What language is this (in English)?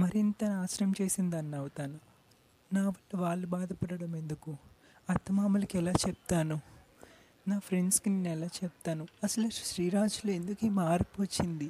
Telugu